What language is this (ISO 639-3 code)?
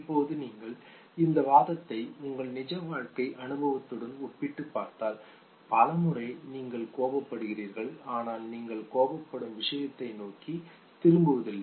tam